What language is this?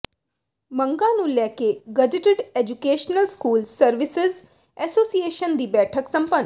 Punjabi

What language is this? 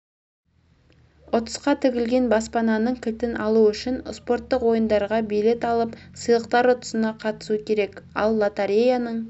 Kazakh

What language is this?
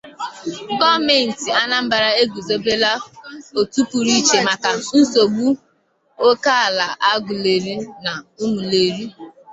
Igbo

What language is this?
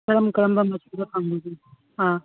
Manipuri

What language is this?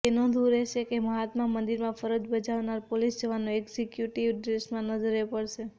Gujarati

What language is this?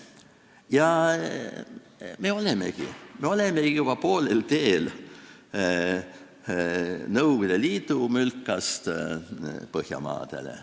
Estonian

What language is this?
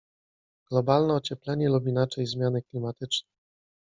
Polish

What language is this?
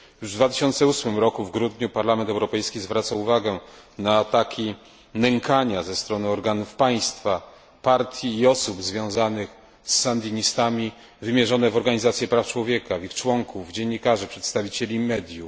Polish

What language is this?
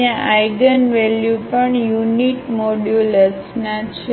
Gujarati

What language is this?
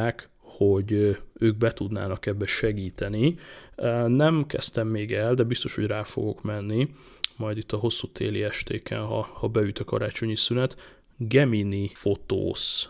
Hungarian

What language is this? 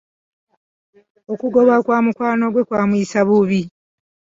Ganda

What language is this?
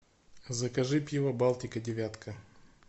Russian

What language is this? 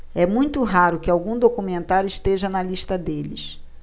Portuguese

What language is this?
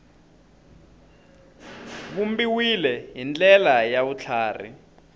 Tsonga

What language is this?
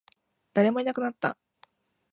Japanese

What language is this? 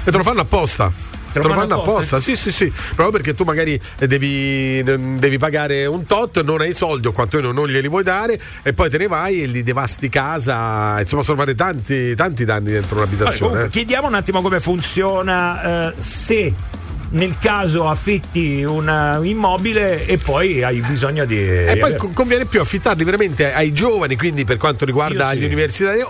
Italian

